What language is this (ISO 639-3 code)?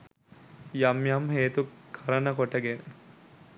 sin